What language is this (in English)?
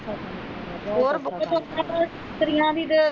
Punjabi